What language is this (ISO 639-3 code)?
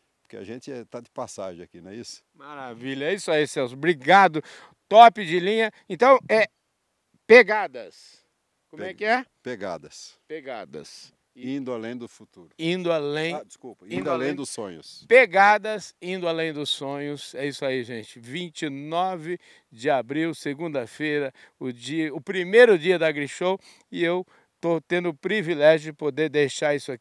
por